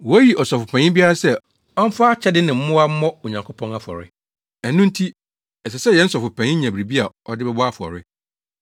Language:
Akan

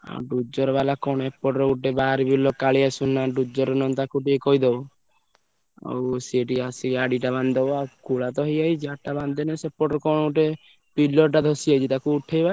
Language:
Odia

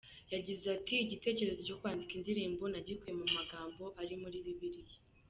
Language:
Kinyarwanda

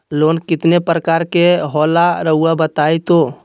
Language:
Magahi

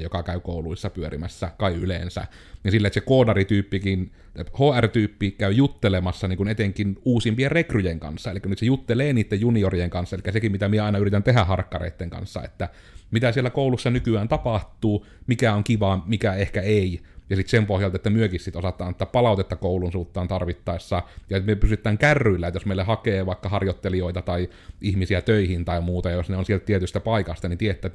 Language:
Finnish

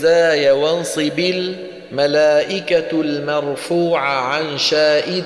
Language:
Arabic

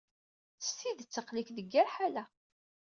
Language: Kabyle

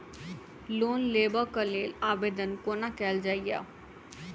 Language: Maithili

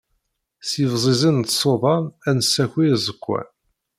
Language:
Kabyle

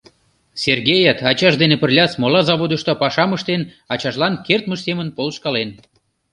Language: Mari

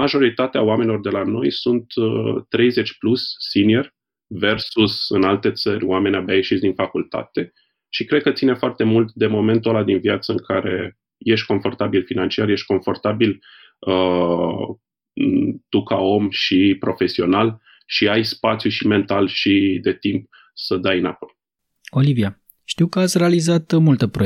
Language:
Romanian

